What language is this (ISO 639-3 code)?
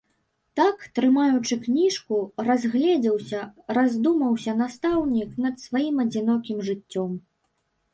bel